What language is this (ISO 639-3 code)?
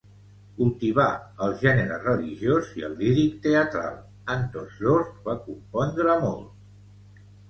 cat